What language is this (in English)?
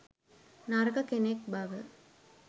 Sinhala